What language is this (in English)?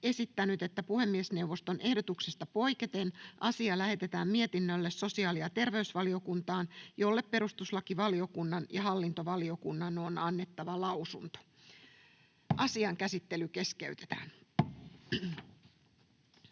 Finnish